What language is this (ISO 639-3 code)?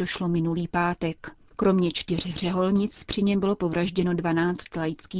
ces